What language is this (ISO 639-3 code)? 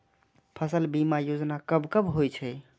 mai